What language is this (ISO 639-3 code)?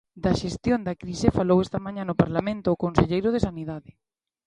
glg